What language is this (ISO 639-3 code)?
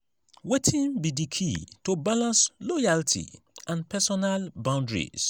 pcm